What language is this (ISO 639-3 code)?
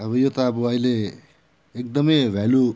nep